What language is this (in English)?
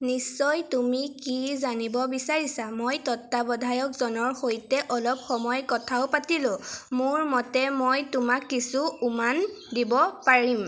Assamese